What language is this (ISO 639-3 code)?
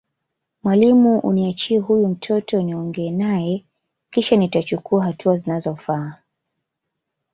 swa